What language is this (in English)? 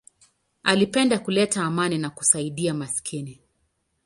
Swahili